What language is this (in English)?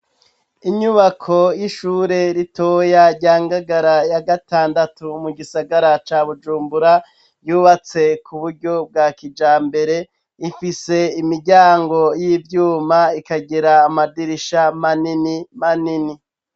Rundi